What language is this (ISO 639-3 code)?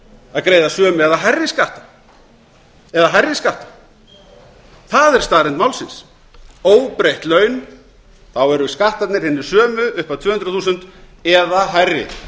isl